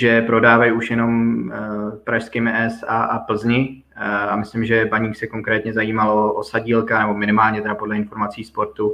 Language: Czech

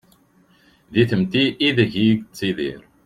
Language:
Kabyle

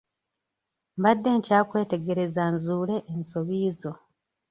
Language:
Ganda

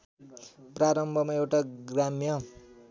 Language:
Nepali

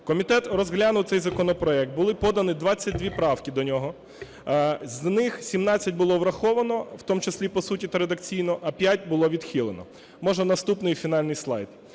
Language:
Ukrainian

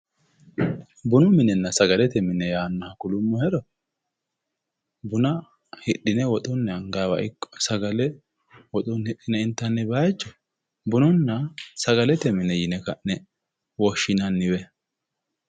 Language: Sidamo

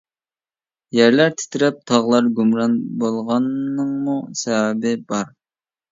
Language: Uyghur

